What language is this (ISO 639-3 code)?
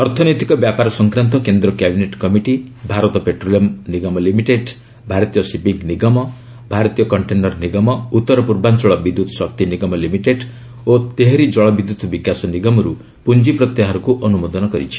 ori